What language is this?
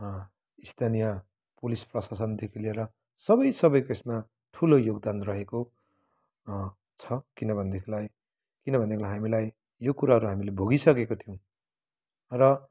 Nepali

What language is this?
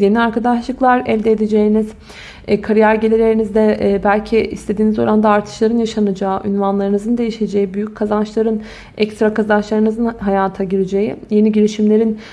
Turkish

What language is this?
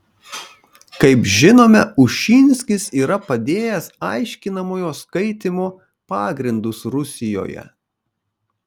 Lithuanian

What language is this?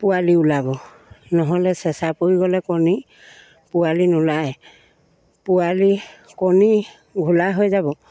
Assamese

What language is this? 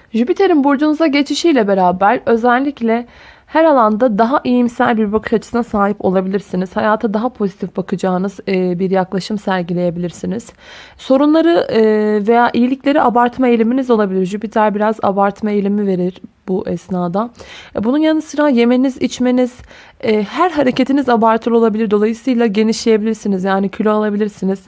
Turkish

